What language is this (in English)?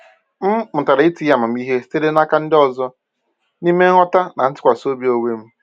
Igbo